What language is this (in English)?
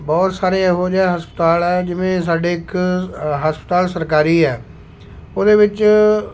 Punjabi